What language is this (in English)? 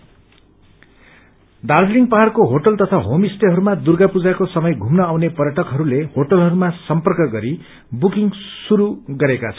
Nepali